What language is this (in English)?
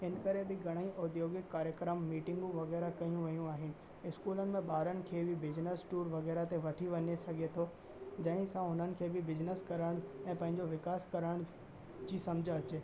Sindhi